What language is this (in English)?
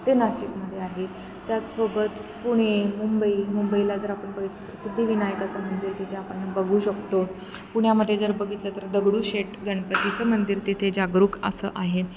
Marathi